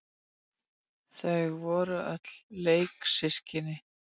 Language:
Icelandic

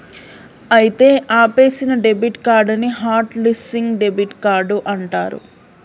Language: Telugu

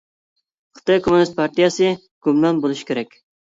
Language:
Uyghur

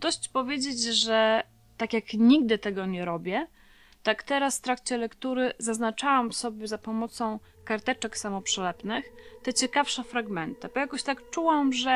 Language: Polish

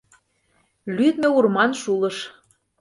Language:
Mari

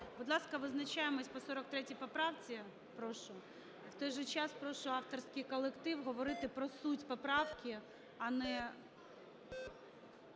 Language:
Ukrainian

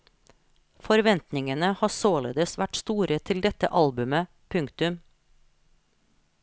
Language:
Norwegian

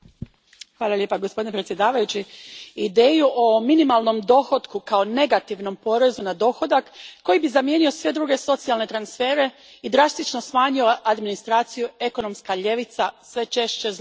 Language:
Croatian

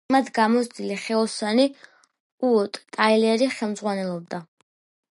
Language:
Georgian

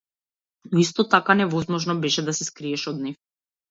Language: Macedonian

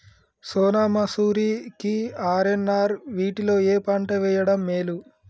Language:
Telugu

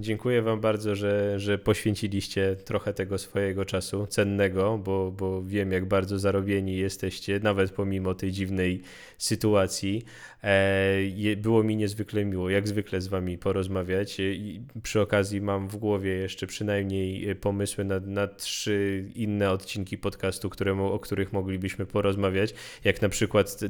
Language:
Polish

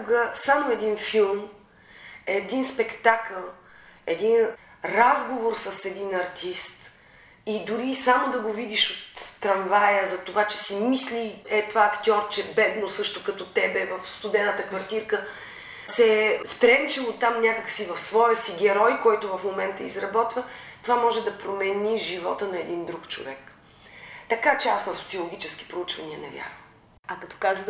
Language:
Bulgarian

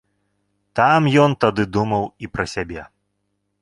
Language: Belarusian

